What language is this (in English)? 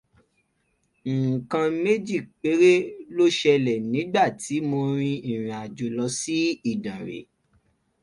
Yoruba